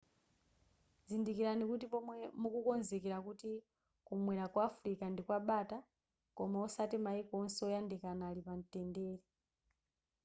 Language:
Nyanja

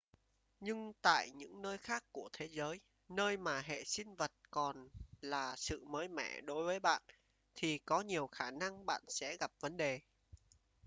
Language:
Vietnamese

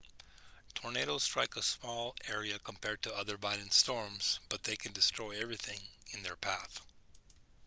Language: English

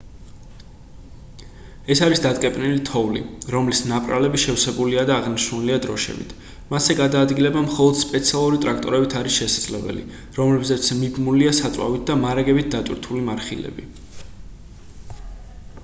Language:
Georgian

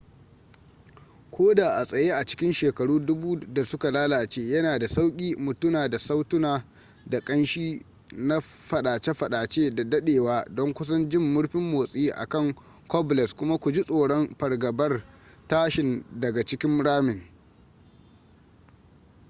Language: Hausa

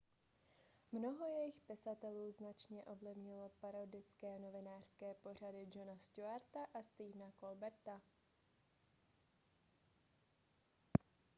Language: Czech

